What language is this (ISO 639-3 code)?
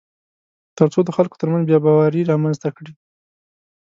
pus